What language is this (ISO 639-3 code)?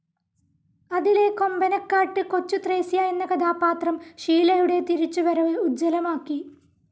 mal